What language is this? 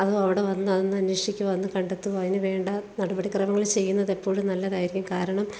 Malayalam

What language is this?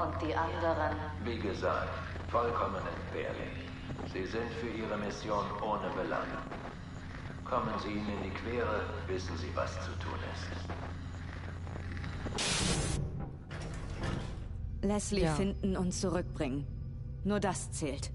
German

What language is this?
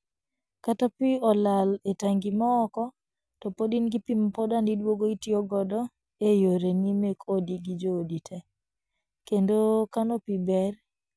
Luo (Kenya and Tanzania)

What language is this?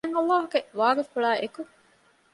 Divehi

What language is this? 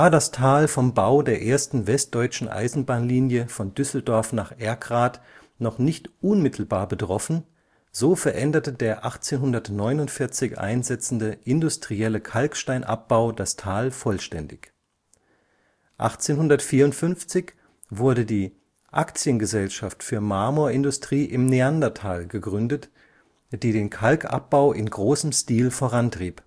German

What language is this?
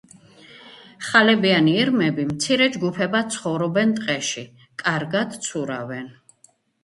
Georgian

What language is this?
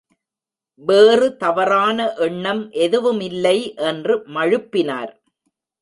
Tamil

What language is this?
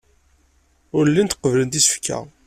Kabyle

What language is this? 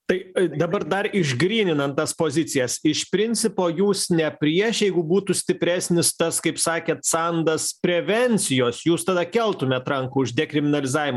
Lithuanian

